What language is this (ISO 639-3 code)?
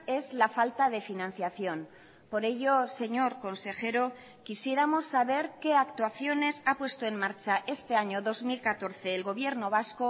spa